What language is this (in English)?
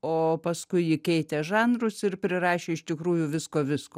Lithuanian